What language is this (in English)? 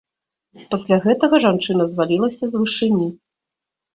Belarusian